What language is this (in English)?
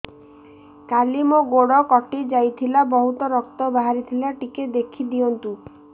Odia